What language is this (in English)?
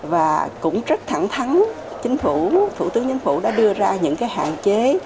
Vietnamese